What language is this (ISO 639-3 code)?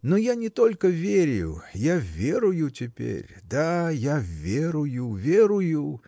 rus